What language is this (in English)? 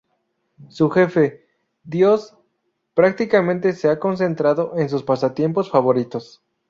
Spanish